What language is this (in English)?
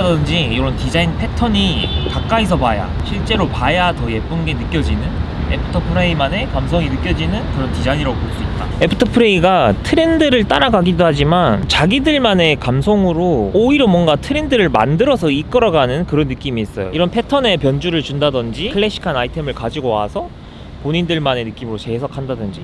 Korean